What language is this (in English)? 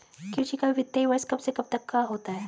Hindi